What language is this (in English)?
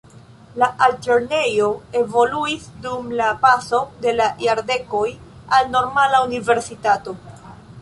Esperanto